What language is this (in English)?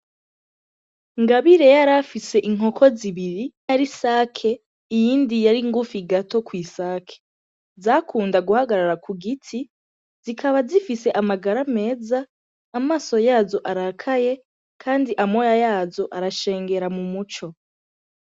Rundi